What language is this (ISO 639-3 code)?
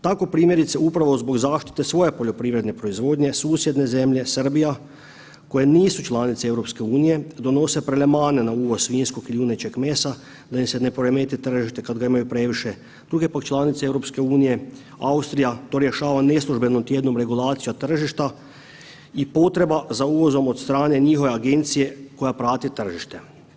hrv